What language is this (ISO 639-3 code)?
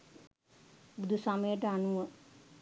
sin